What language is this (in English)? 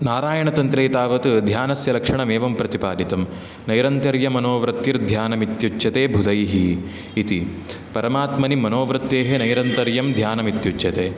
Sanskrit